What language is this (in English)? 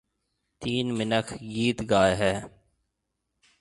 Marwari (Pakistan)